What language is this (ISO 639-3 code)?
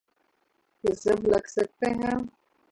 urd